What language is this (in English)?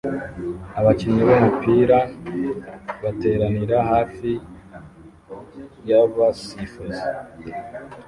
Kinyarwanda